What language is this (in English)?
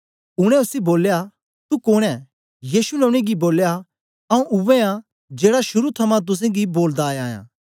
Dogri